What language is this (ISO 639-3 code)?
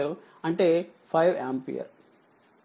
tel